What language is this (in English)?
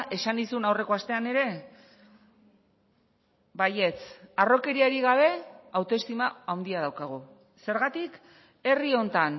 Basque